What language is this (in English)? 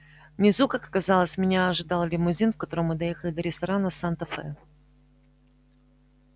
Russian